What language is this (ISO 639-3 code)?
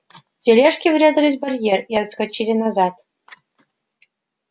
rus